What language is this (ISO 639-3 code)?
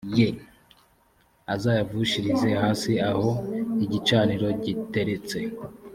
kin